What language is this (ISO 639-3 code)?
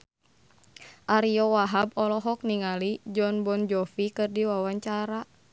sun